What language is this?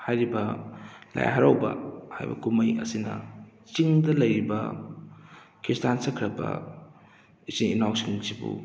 Manipuri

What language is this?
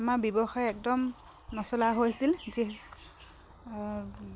Assamese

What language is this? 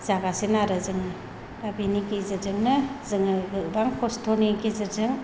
Bodo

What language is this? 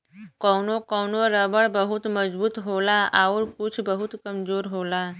Bhojpuri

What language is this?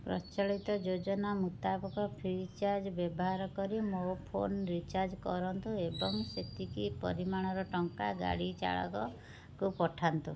Odia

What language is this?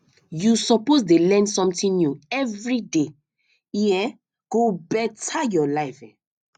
Nigerian Pidgin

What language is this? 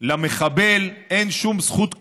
Hebrew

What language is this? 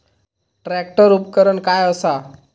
Marathi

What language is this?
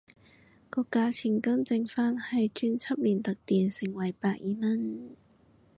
Cantonese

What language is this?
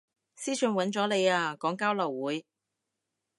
Cantonese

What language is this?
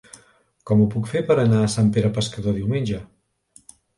Catalan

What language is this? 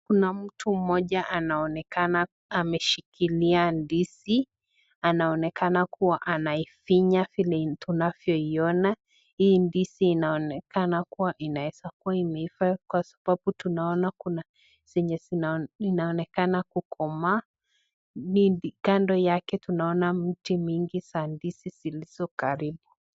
Swahili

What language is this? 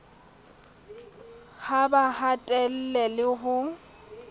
Southern Sotho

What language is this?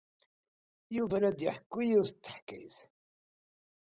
Kabyle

